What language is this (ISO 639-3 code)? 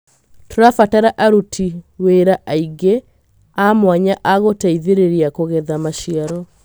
kik